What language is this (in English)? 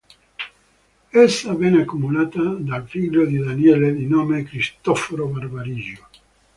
Italian